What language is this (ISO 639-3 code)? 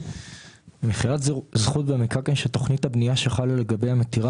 heb